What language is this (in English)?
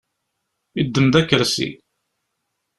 Kabyle